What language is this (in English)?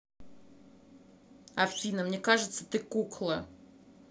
Russian